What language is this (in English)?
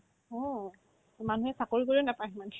Assamese